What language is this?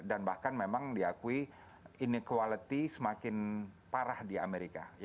Indonesian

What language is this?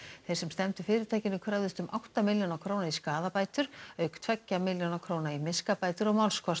Icelandic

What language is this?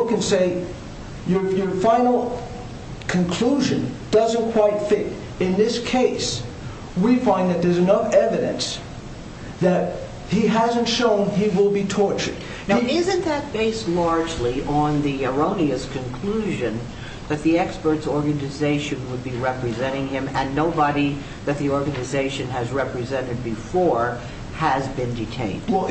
English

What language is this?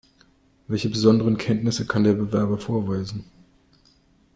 German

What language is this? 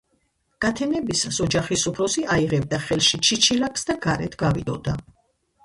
Georgian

